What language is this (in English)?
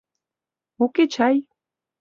Mari